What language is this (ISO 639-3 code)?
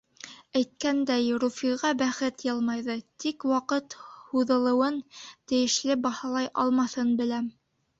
bak